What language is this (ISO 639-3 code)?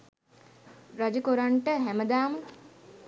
sin